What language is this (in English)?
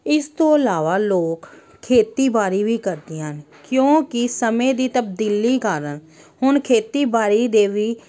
Punjabi